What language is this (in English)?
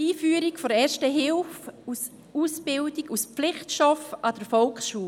Swiss German